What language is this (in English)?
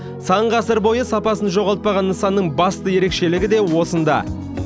Kazakh